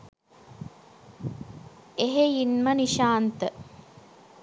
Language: Sinhala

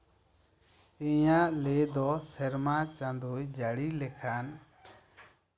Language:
Santali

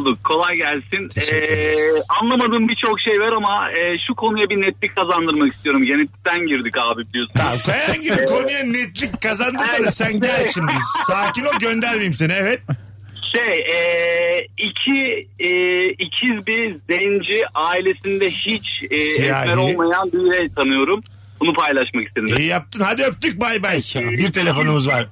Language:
Turkish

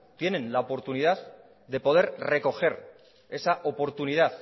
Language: Spanish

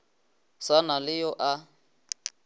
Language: Northern Sotho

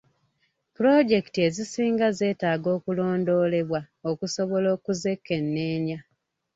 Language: Ganda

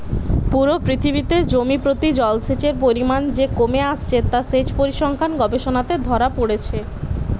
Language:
Bangla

